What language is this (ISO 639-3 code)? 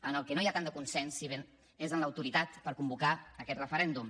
cat